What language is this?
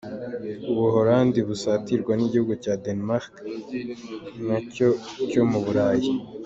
Kinyarwanda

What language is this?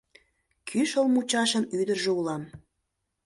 Mari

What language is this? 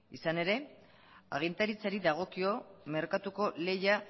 Basque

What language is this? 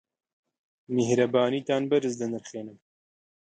Central Kurdish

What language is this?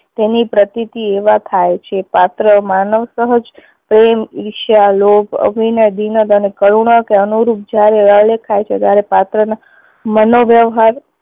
Gujarati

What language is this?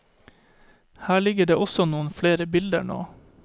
Norwegian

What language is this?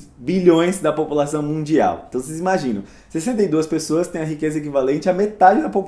Portuguese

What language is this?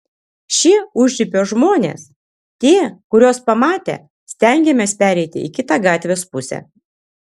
Lithuanian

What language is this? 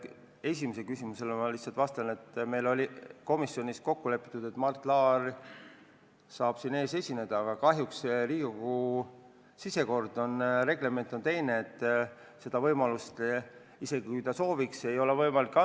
Estonian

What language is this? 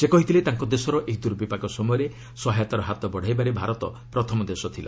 Odia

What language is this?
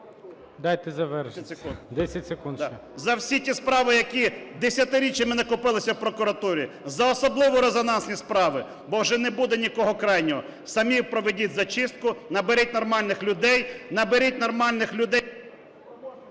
Ukrainian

